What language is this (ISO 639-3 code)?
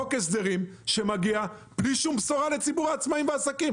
heb